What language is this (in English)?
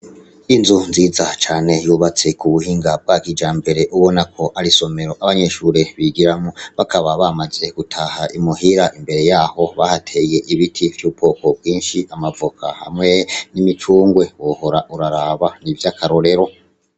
Rundi